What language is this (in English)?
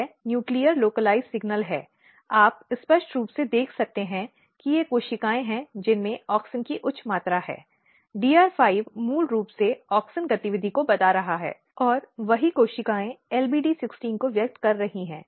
Hindi